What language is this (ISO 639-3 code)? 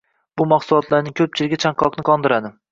uzb